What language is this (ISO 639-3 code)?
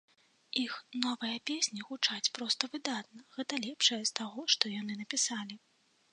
bel